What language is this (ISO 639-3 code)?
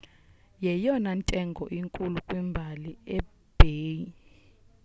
xho